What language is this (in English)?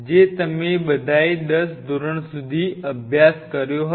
Gujarati